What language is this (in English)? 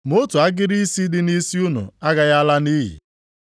Igbo